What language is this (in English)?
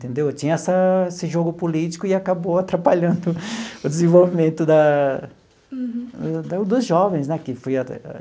Portuguese